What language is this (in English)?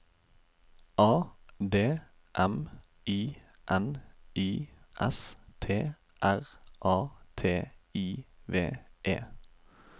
Norwegian